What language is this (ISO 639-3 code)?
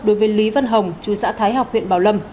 vie